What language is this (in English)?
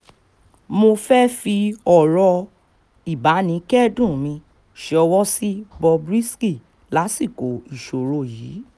Yoruba